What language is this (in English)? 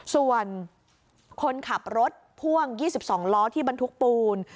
Thai